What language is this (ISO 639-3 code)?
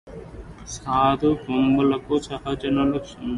tel